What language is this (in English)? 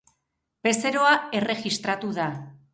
Basque